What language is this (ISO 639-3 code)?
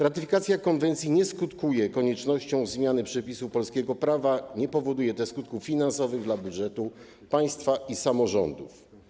pol